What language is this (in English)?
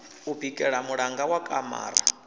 Venda